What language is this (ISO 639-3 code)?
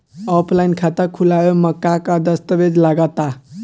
bho